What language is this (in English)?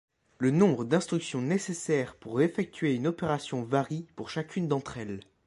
French